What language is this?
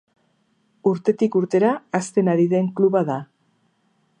Basque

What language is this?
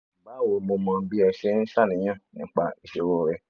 Yoruba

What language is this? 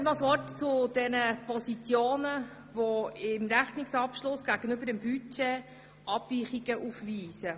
Swiss German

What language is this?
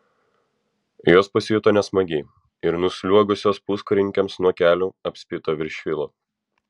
Lithuanian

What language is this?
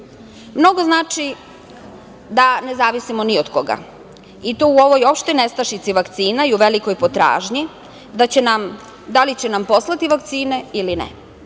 Serbian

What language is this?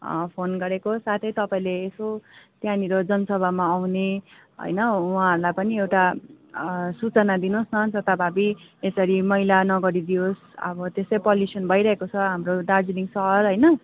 Nepali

